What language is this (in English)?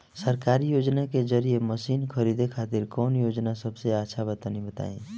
Bhojpuri